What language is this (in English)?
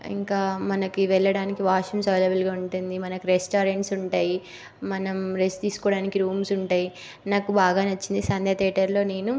Telugu